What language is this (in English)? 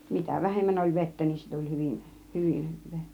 Finnish